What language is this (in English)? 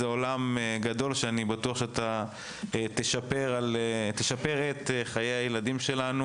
Hebrew